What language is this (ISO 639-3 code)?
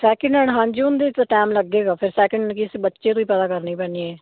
pan